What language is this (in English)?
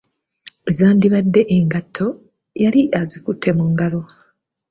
Ganda